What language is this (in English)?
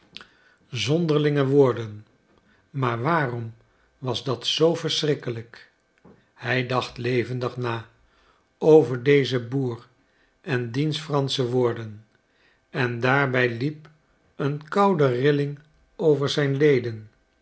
Dutch